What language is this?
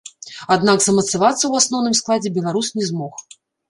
Belarusian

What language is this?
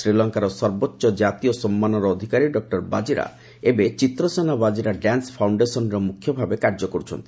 Odia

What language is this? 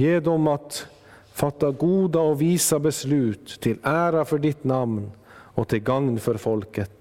Swedish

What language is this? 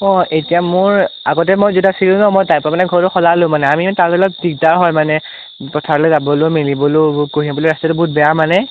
Assamese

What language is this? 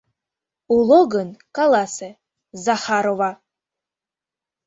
Mari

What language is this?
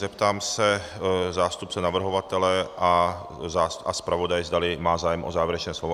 Czech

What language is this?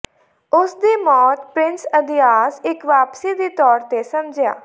Punjabi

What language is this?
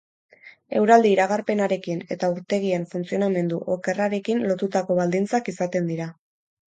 Basque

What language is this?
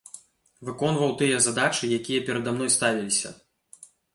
Belarusian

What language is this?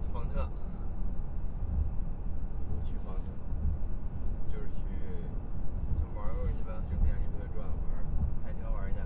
Chinese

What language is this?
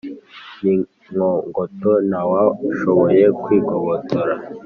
Kinyarwanda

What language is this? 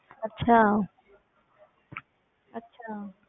Punjabi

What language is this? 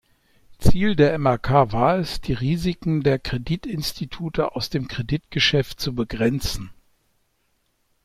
German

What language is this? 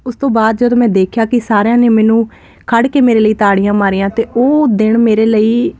Punjabi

